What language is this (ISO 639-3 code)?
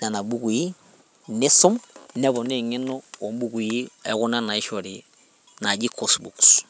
mas